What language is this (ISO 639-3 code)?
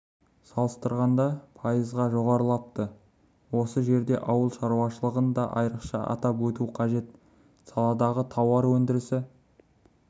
kaz